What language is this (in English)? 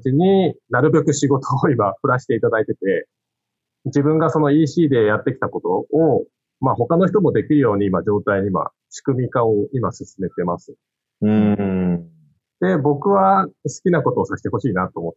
Japanese